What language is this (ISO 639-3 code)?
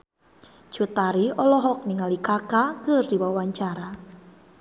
sun